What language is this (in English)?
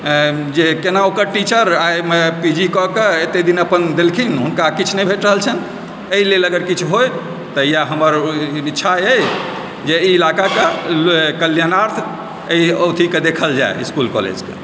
Maithili